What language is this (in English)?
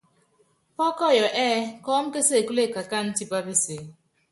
Yangben